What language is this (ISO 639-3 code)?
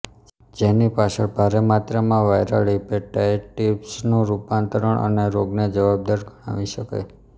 guj